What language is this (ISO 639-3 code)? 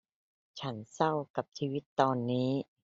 tha